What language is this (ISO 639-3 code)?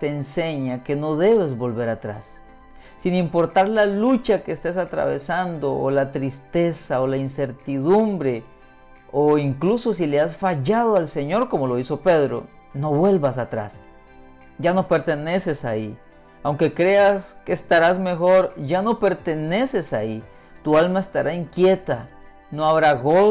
spa